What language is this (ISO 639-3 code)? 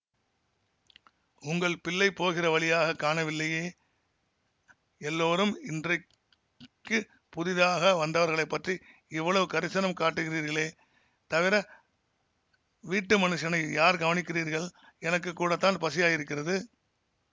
tam